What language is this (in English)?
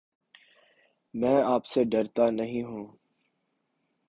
Urdu